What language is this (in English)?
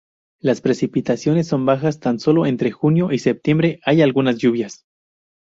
Spanish